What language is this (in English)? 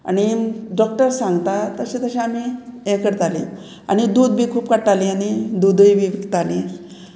Konkani